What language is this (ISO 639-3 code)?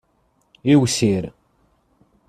kab